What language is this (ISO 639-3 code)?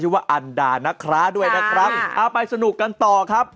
tha